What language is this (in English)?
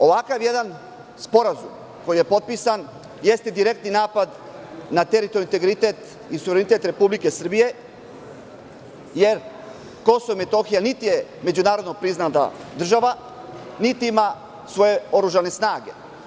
Serbian